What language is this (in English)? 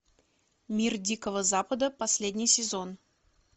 Russian